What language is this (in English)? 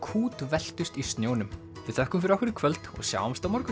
Icelandic